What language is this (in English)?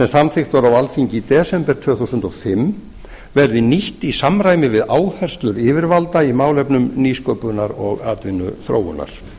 Icelandic